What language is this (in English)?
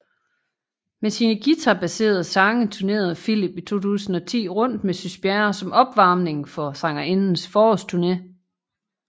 Danish